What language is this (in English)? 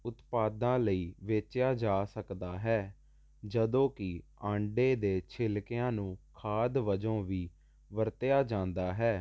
Punjabi